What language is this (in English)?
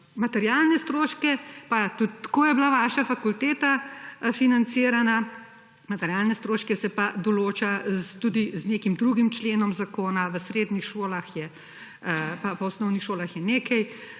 Slovenian